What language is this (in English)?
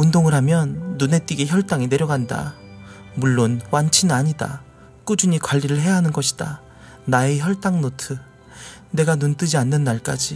Korean